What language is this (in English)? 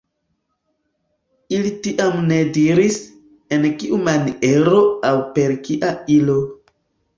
Esperanto